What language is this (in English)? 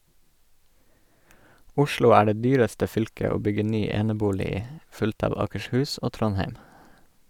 Norwegian